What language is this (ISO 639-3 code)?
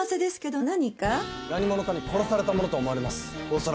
jpn